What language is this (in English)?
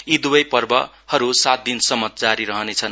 Nepali